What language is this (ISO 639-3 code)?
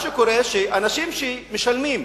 heb